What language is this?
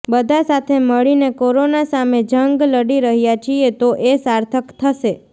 Gujarati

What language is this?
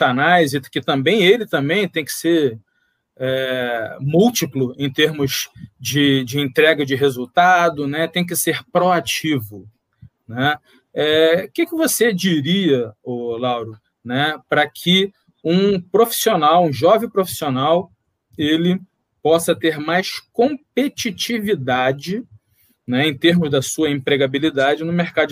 Portuguese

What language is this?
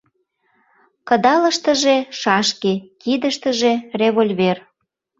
Mari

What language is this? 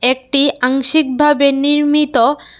Bangla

